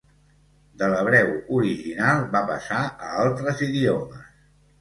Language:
Catalan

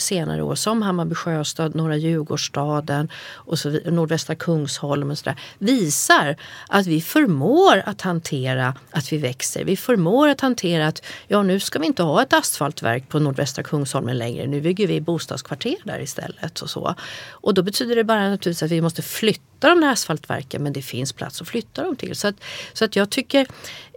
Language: Swedish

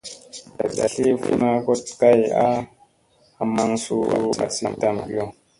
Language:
Musey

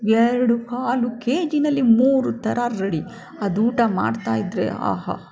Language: Kannada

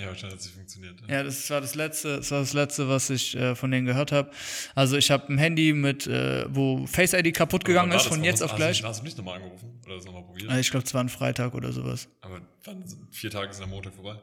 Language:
German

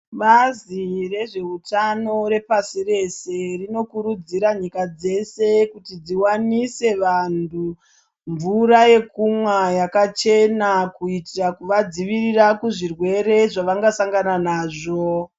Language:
Ndau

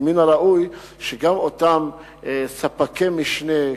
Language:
Hebrew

